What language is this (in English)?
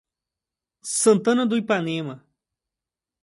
Portuguese